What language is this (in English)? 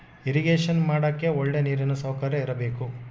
Kannada